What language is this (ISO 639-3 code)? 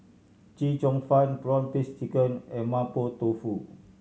eng